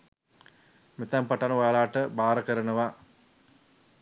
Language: Sinhala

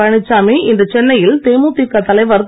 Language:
Tamil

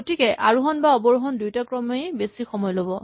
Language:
Assamese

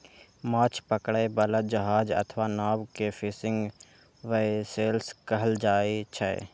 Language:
Maithili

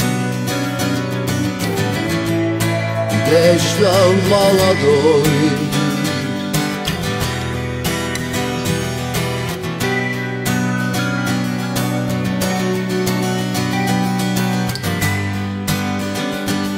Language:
Arabic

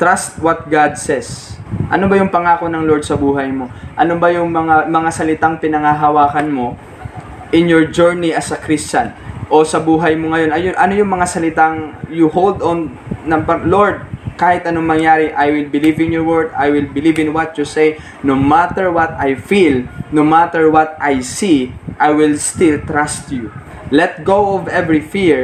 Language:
Filipino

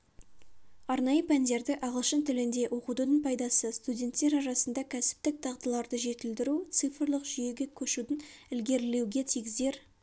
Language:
Kazakh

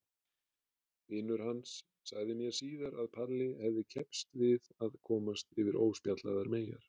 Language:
Icelandic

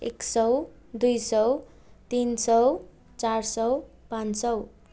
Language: Nepali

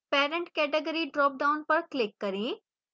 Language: Hindi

